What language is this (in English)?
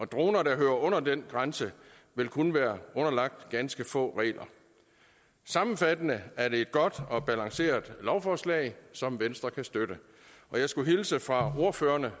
Danish